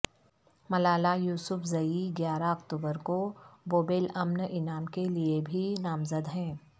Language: Urdu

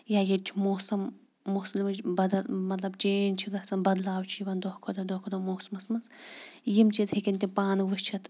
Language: Kashmiri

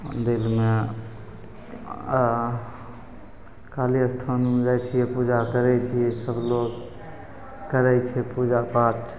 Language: Maithili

